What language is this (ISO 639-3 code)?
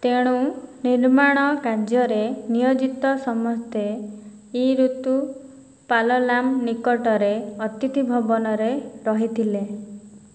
ori